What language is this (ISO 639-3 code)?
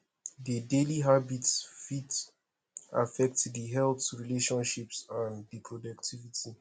pcm